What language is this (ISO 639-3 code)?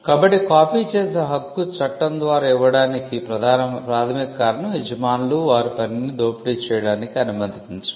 tel